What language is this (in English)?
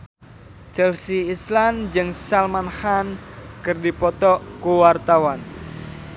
Sundanese